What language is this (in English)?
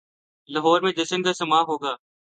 Urdu